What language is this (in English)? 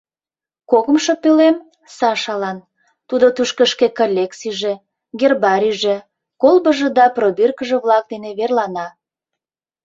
Mari